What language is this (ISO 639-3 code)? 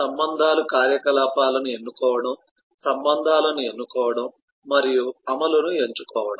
tel